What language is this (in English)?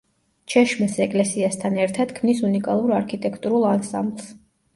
Georgian